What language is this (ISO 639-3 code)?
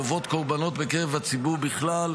heb